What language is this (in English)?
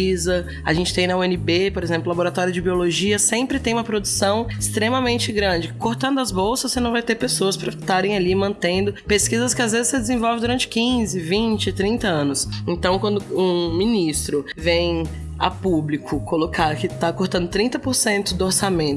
Portuguese